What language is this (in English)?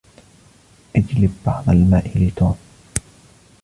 Arabic